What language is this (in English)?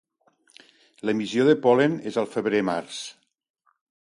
Catalan